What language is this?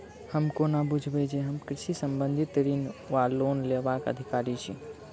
Maithili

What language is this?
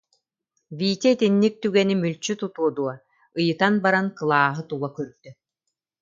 Yakut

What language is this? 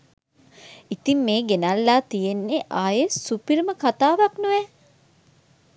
Sinhala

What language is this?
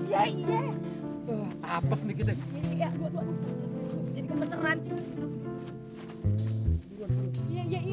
Indonesian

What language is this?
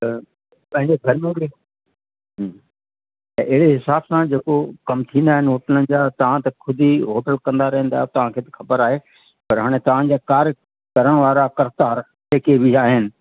Sindhi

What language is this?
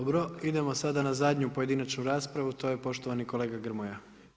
Croatian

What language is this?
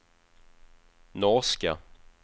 Swedish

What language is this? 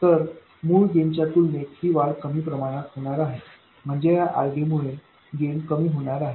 Marathi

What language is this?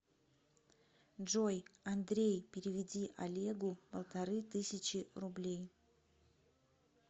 Russian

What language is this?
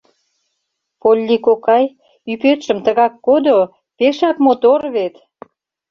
Mari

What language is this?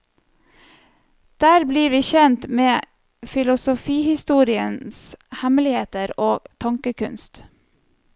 Norwegian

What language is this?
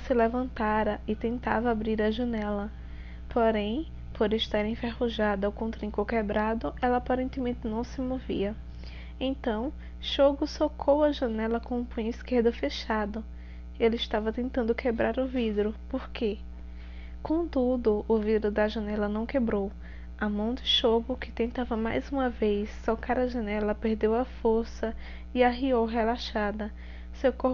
Portuguese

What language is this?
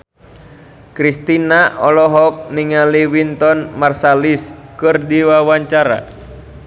Sundanese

